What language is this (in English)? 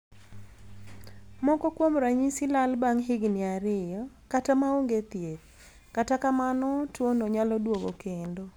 Luo (Kenya and Tanzania)